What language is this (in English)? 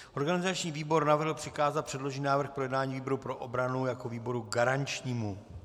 Czech